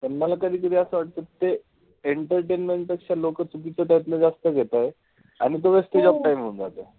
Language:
Marathi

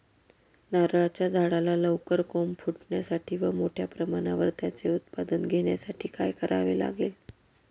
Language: Marathi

